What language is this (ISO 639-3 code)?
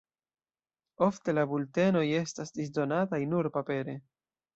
epo